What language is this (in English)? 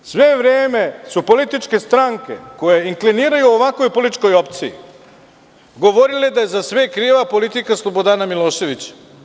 Serbian